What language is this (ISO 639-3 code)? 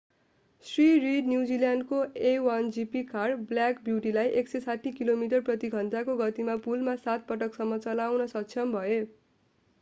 nep